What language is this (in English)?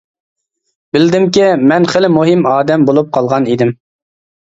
Uyghur